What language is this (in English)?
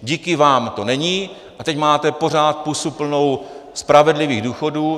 Czech